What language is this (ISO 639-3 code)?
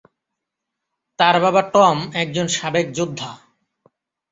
ben